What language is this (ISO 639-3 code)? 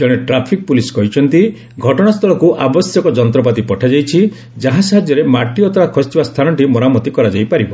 ori